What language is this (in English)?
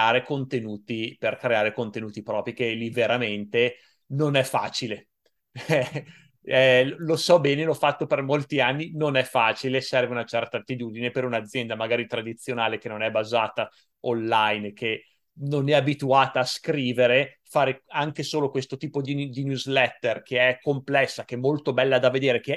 Italian